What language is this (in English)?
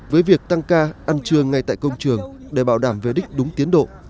Vietnamese